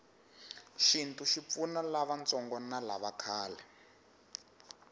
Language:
Tsonga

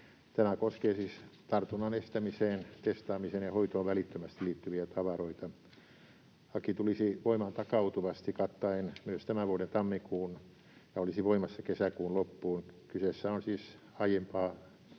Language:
Finnish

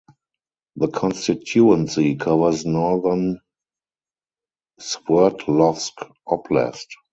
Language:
English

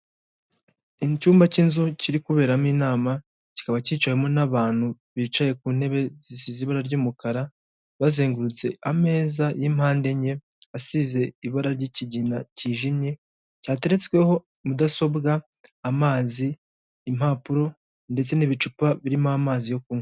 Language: Kinyarwanda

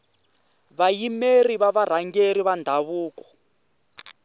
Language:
Tsonga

